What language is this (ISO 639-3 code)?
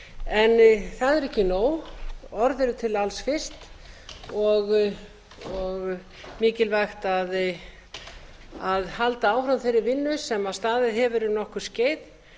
isl